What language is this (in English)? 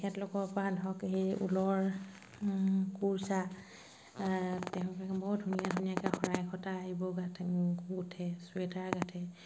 Assamese